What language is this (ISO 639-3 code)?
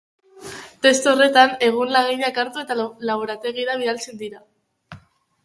eus